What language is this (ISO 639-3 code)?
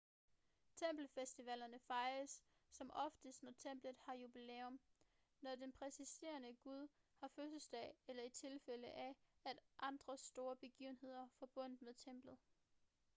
dan